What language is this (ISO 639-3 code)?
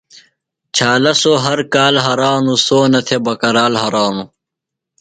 phl